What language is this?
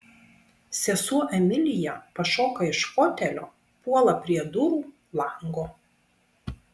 Lithuanian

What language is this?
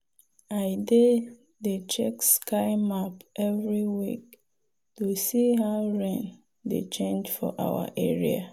Nigerian Pidgin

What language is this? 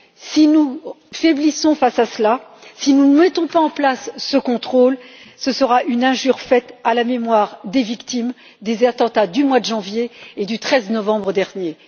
French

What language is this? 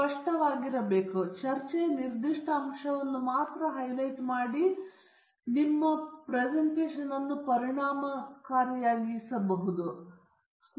Kannada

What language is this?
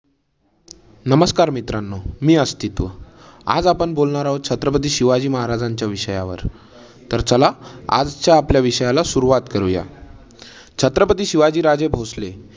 Marathi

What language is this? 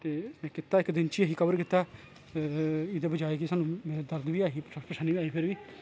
Dogri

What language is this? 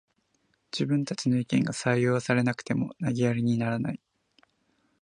Japanese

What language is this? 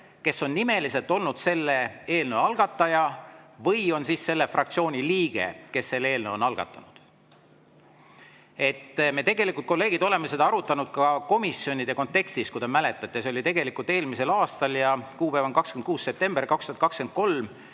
Estonian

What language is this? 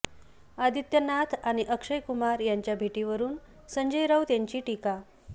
Marathi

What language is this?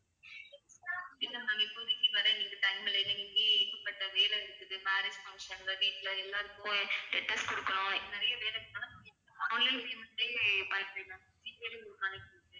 Tamil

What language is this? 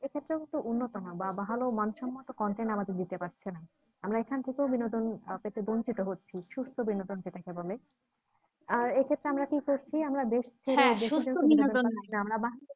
Bangla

